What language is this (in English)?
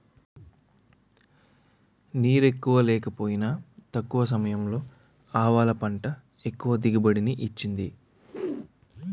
Telugu